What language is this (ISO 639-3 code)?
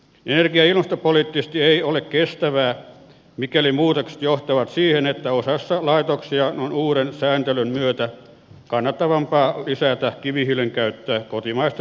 fin